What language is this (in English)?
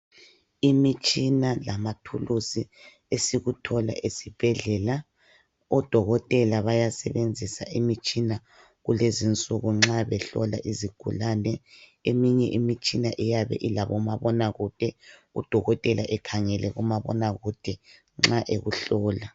North Ndebele